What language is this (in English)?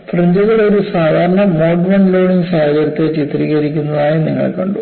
Malayalam